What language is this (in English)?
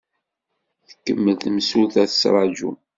Kabyle